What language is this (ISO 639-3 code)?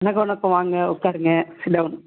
tam